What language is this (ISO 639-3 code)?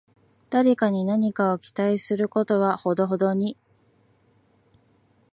jpn